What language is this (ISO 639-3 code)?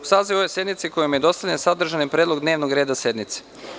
srp